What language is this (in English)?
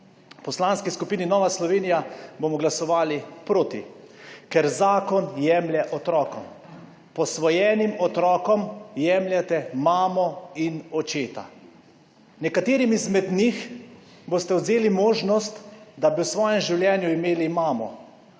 Slovenian